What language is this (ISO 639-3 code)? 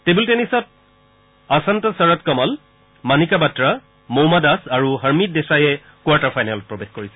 asm